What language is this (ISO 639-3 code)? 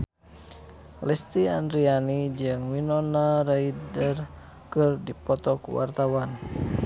sun